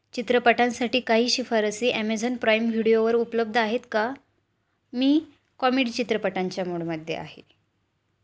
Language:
Marathi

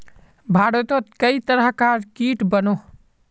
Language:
Magahi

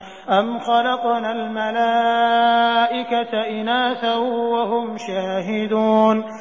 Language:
Arabic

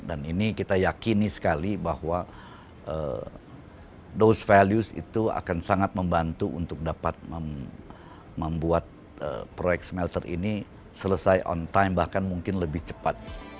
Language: Indonesian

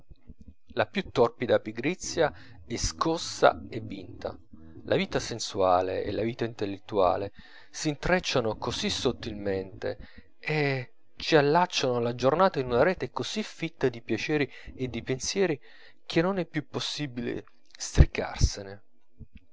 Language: Italian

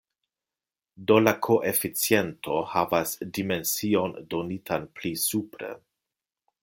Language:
Esperanto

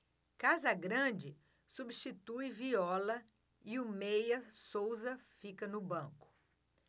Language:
Portuguese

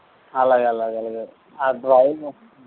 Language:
Telugu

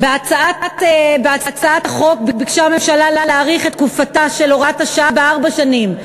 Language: Hebrew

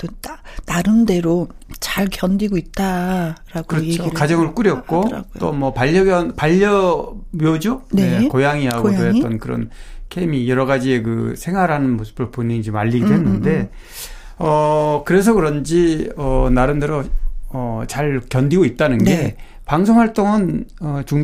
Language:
Korean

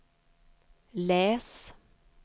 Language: Swedish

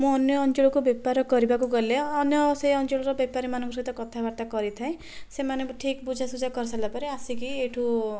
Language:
Odia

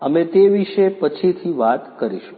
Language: Gujarati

